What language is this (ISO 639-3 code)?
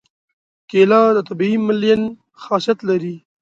pus